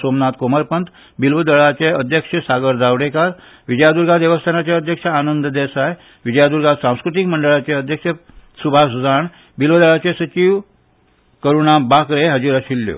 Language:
Konkani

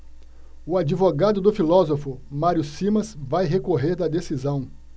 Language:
Portuguese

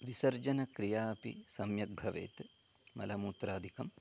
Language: Sanskrit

